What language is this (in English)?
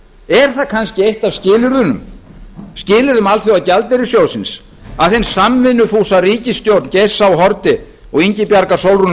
Icelandic